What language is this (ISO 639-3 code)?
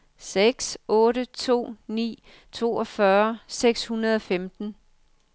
dan